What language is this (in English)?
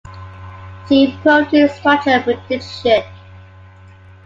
English